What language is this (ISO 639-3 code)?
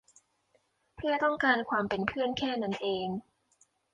tha